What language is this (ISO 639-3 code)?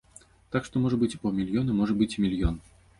bel